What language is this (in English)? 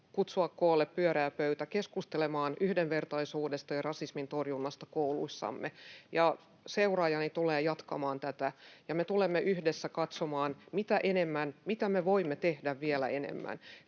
Finnish